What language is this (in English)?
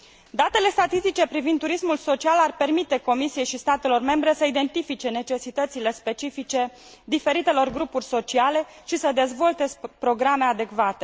Romanian